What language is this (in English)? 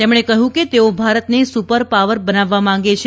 Gujarati